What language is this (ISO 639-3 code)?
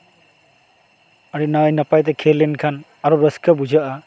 sat